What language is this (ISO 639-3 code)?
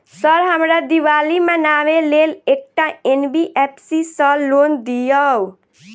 mai